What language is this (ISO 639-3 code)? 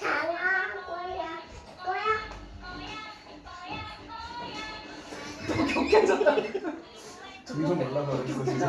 kor